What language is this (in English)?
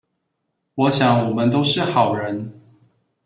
Chinese